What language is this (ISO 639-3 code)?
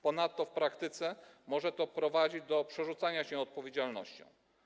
pol